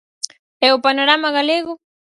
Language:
Galician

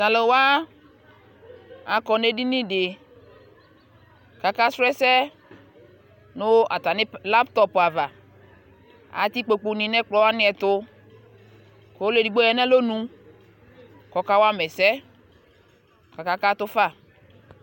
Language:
Ikposo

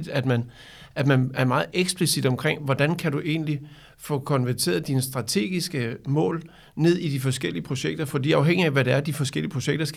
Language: Danish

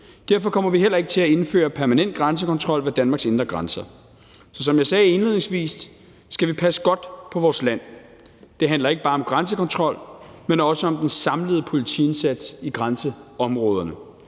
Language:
Danish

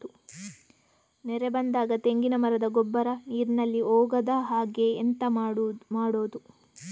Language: Kannada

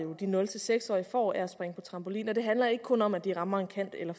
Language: Danish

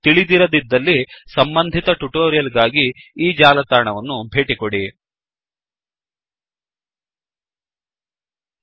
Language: Kannada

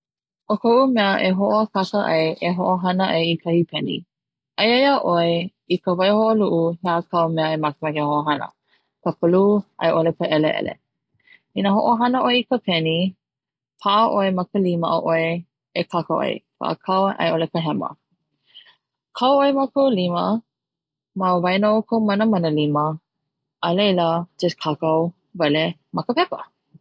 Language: Hawaiian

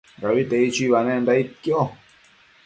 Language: Matsés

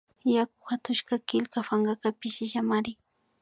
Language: Imbabura Highland Quichua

